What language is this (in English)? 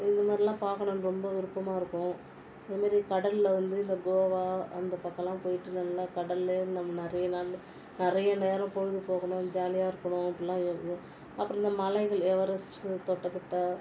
Tamil